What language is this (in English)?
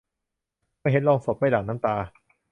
Thai